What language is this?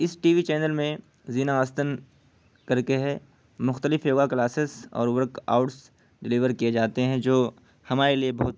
Urdu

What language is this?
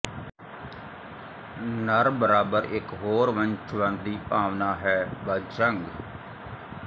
Punjabi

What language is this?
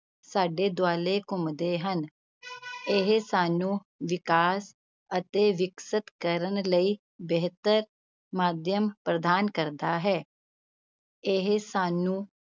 Punjabi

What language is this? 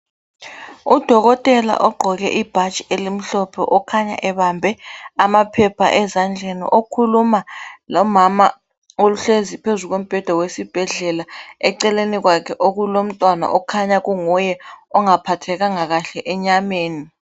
North Ndebele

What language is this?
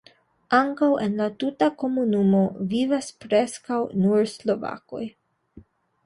Esperanto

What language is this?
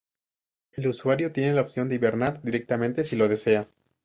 Spanish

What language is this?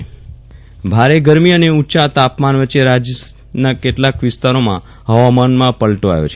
Gujarati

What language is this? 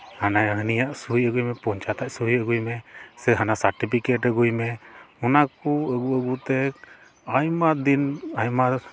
Santali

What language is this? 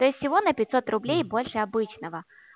Russian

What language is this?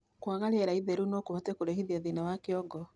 Kikuyu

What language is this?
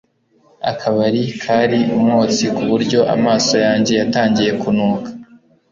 Kinyarwanda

